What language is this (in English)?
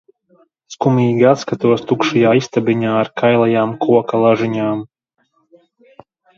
Latvian